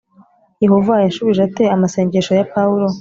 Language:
Kinyarwanda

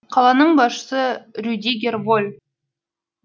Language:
Kazakh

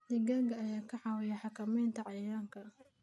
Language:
Somali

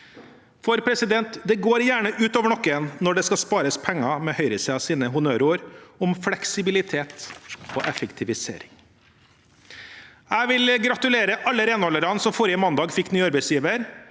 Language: Norwegian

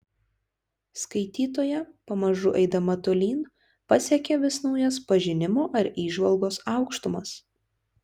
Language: Lithuanian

